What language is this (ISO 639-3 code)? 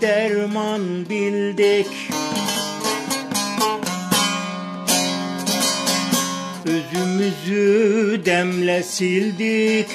tur